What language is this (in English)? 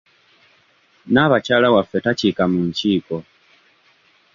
Ganda